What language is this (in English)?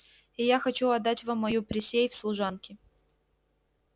Russian